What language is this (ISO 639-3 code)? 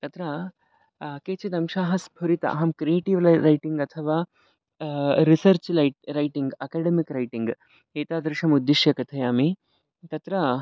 san